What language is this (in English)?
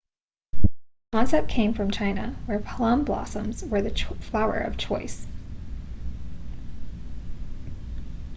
English